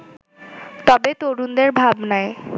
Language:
Bangla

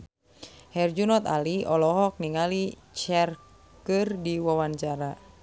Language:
Sundanese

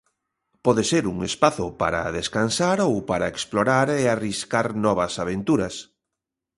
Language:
Galician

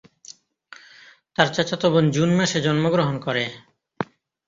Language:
Bangla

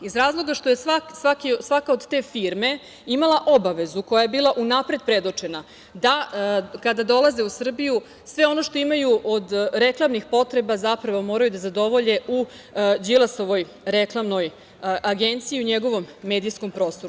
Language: Serbian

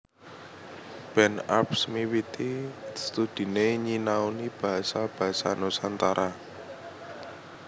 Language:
Javanese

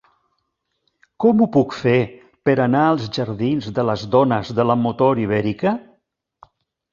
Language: Catalan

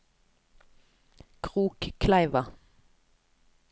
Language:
Norwegian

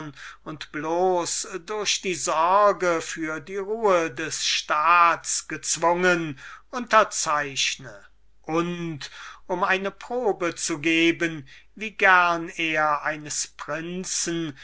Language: German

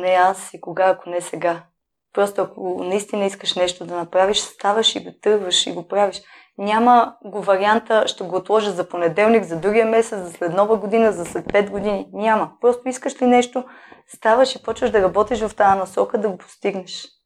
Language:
Bulgarian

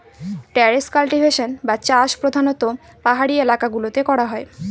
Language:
Bangla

